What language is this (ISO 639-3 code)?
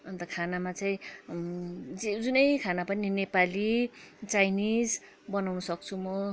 nep